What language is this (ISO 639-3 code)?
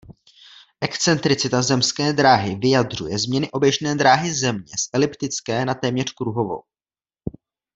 ces